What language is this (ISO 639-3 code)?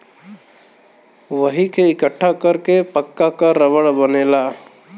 bho